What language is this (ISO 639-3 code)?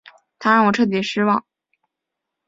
zho